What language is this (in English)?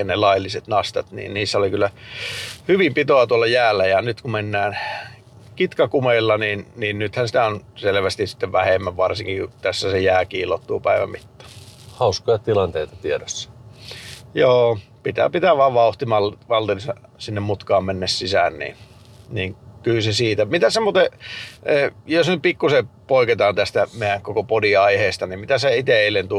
Finnish